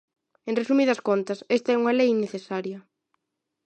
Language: Galician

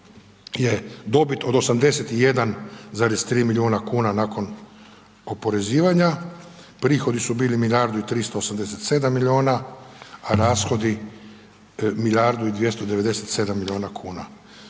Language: Croatian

